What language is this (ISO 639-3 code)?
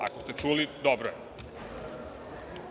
srp